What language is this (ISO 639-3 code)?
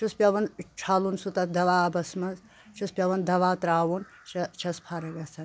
kas